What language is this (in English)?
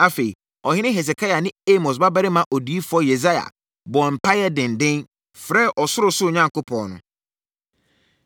Akan